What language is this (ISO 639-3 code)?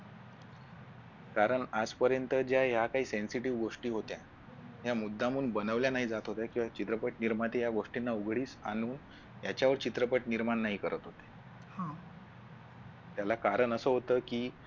mar